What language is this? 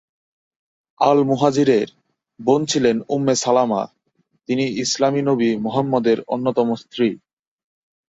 Bangla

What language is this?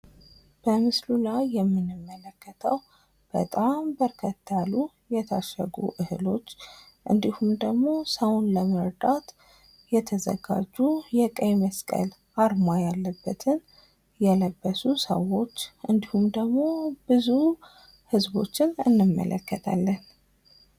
Amharic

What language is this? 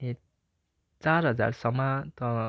Nepali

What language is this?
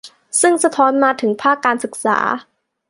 Thai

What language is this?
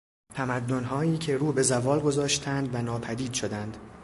Persian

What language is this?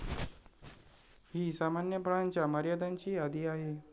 Marathi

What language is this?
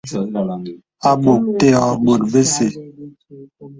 Bebele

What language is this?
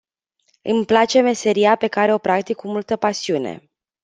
Romanian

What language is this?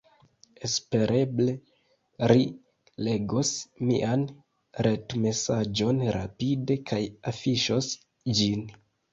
Esperanto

